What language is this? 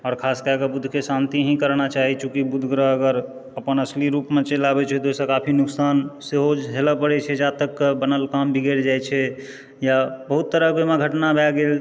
Maithili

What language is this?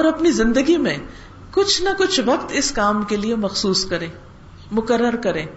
Urdu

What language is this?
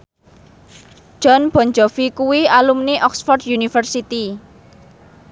Javanese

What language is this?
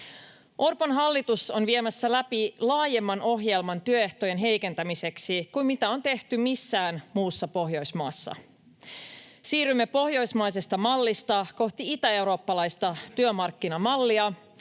Finnish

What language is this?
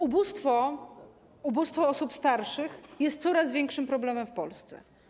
Polish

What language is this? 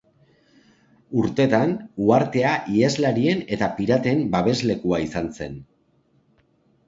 Basque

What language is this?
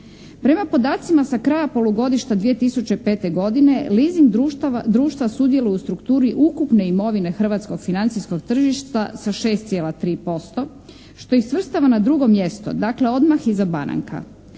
Croatian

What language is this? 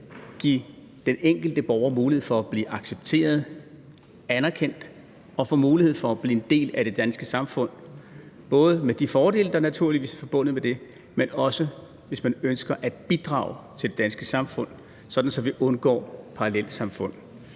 Danish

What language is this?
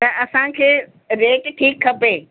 Sindhi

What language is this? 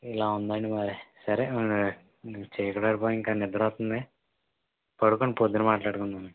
Telugu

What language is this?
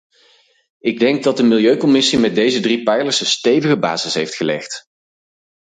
Dutch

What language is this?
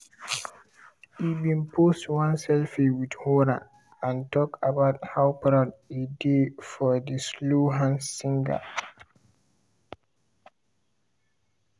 Nigerian Pidgin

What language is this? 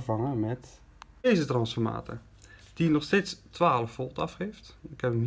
Dutch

